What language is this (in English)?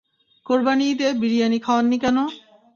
Bangla